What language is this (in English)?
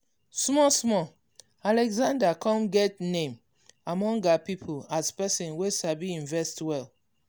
Nigerian Pidgin